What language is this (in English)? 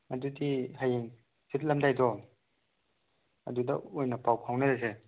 Manipuri